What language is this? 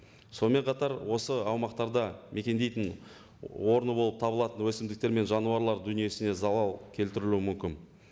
Kazakh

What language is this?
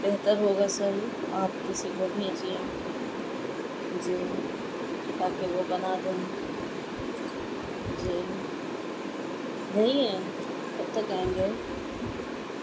Urdu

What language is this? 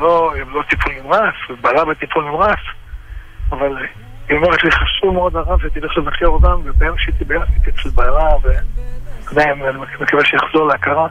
Hebrew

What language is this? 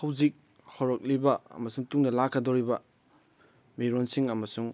Manipuri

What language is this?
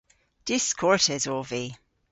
Cornish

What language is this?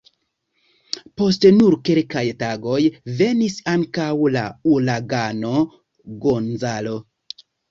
Esperanto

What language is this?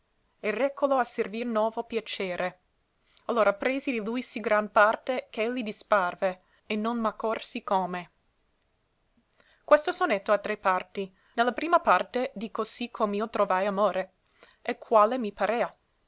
Italian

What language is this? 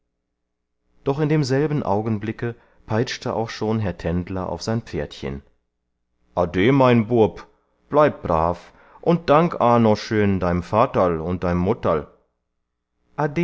German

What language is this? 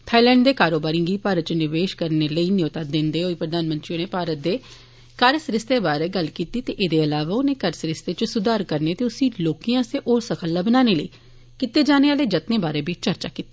Dogri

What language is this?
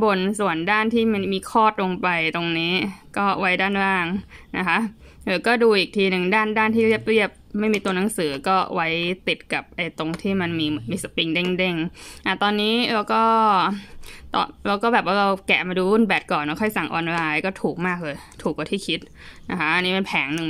Thai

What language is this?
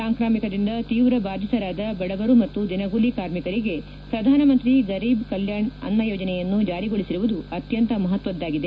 Kannada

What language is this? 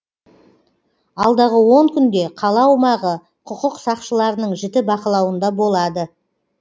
Kazakh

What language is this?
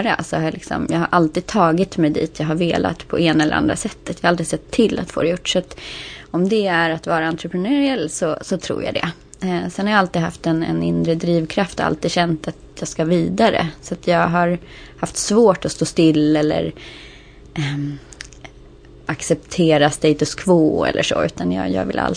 Swedish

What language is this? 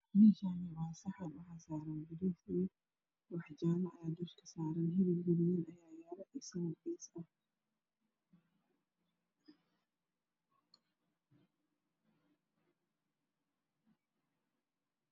Somali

